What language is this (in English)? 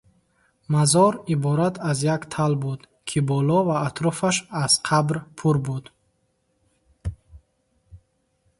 Tajik